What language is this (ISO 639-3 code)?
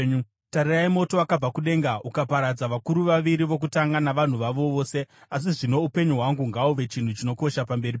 sna